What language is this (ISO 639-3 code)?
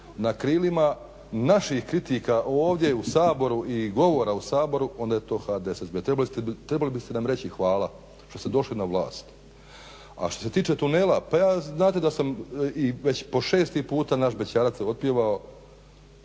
hrv